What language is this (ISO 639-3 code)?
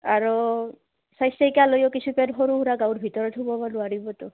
asm